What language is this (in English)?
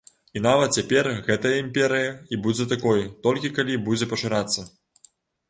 Belarusian